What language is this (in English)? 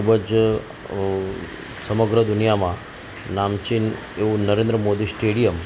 Gujarati